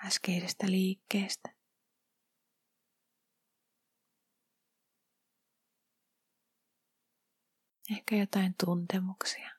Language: Finnish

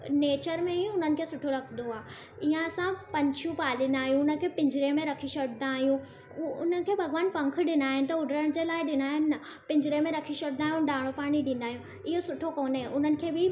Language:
Sindhi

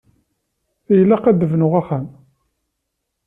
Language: Kabyle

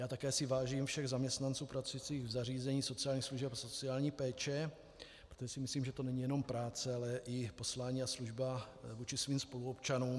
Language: Czech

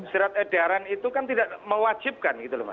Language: Indonesian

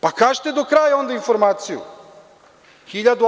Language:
Serbian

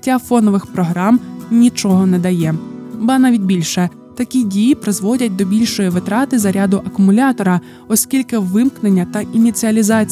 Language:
Ukrainian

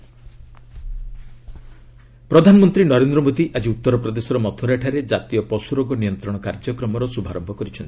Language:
Odia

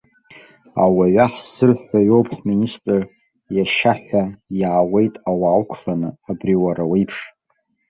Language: Abkhazian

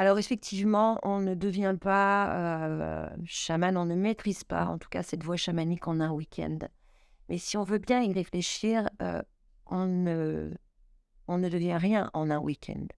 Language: French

